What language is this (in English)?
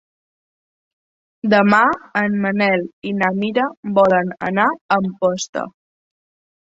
Catalan